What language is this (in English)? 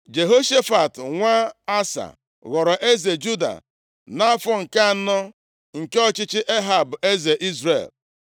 Igbo